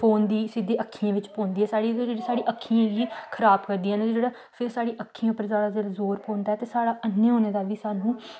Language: Dogri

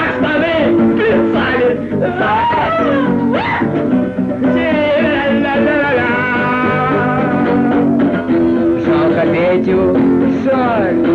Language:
Russian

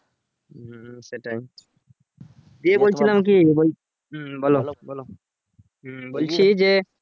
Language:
Bangla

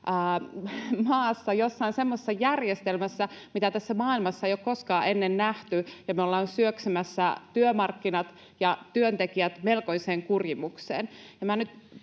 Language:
Finnish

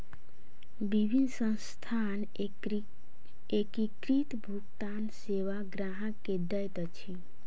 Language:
Maithili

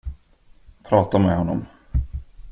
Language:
Swedish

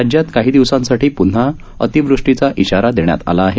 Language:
Marathi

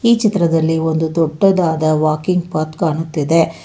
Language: Kannada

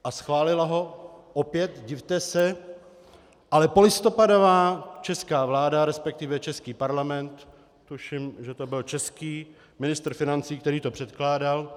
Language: Czech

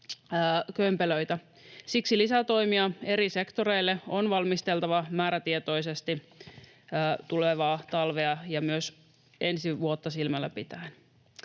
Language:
Finnish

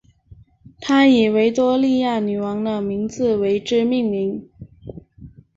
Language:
Chinese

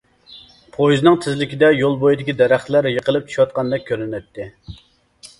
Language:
Uyghur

